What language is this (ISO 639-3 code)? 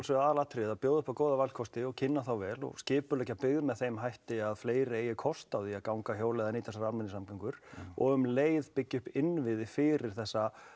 isl